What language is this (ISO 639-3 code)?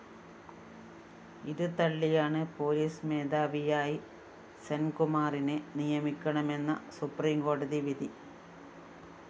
mal